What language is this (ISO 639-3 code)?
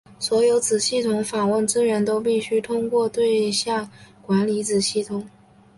zho